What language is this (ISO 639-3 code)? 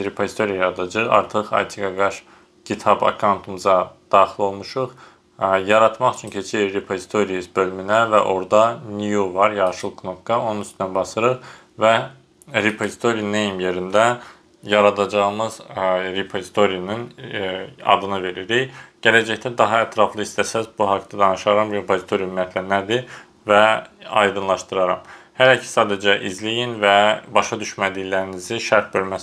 tur